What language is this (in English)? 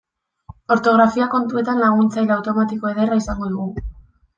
Basque